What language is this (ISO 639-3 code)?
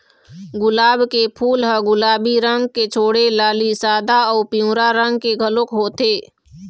hne